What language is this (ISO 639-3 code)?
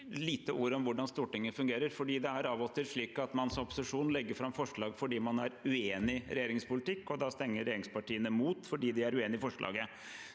nor